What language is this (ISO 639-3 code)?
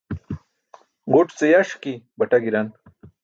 bsk